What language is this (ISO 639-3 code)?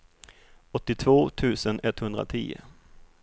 swe